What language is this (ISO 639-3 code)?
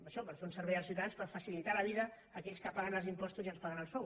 cat